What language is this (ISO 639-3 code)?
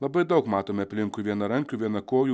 lit